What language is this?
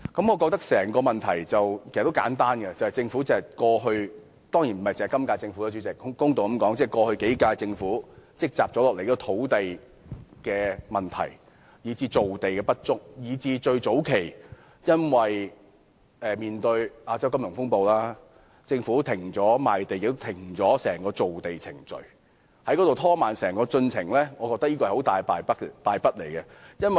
Cantonese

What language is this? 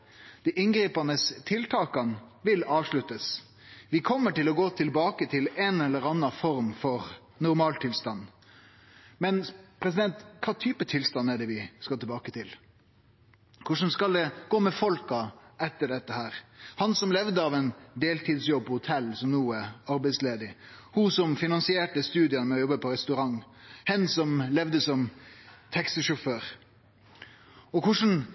Norwegian Nynorsk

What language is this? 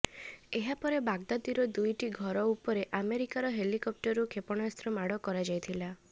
Odia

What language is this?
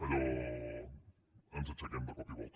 Catalan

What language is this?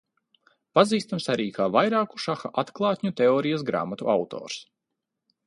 Latvian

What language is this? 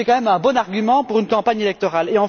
French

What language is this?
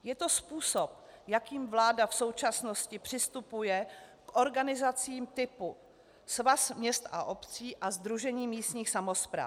Czech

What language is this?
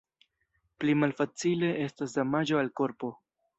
Esperanto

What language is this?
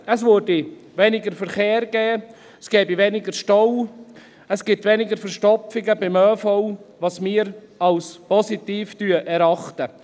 Swiss German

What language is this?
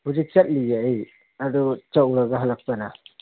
Manipuri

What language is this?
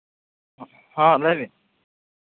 Santali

